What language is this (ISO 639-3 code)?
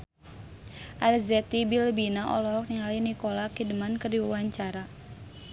sun